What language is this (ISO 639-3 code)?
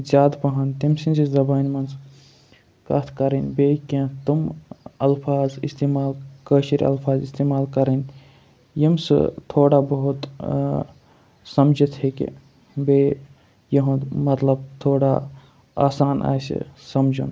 kas